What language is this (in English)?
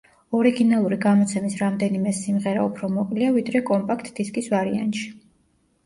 Georgian